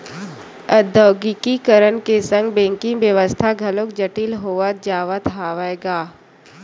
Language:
Chhattisgarhi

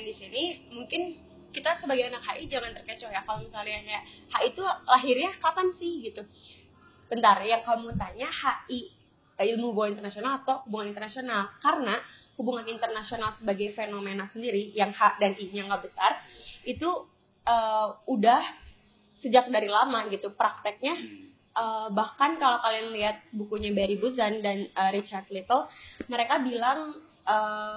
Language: Indonesian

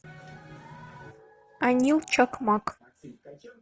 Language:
Russian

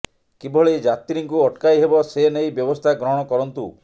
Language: Odia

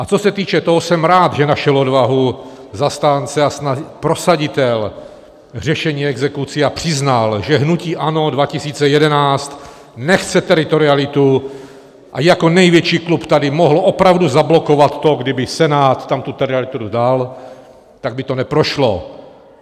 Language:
Czech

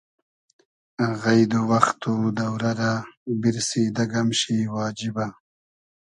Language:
Hazaragi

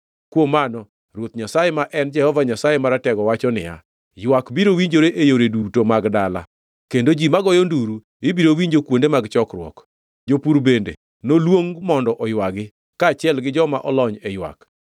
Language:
Luo (Kenya and Tanzania)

